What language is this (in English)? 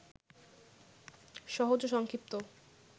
Bangla